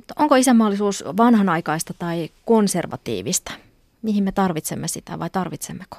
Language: Finnish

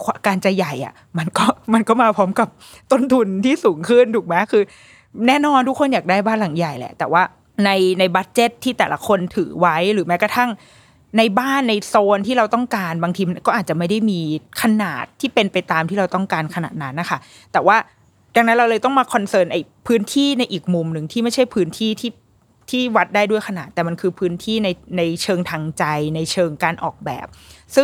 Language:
Thai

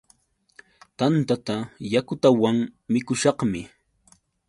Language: Yauyos Quechua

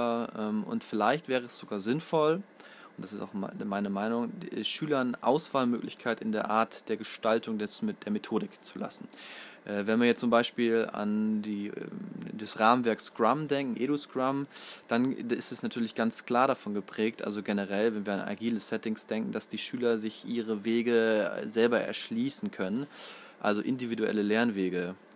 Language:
German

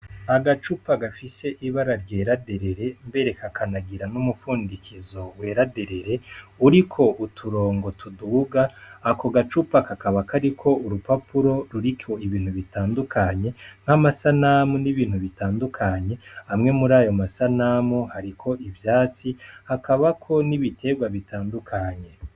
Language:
Rundi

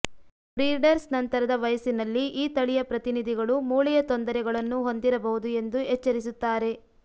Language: Kannada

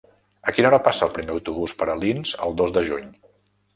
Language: Catalan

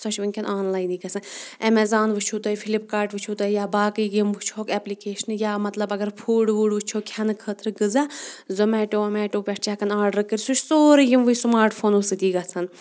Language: Kashmiri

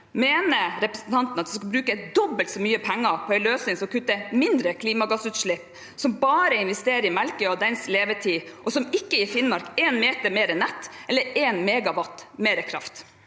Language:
Norwegian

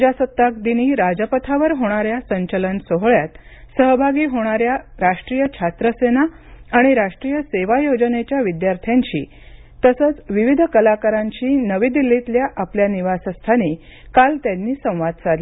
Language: Marathi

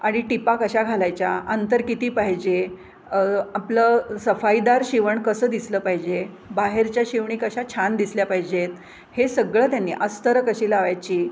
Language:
Marathi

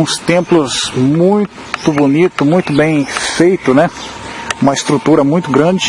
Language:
Portuguese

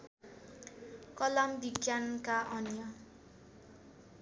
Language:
Nepali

